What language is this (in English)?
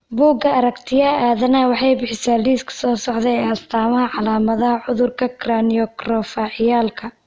Somali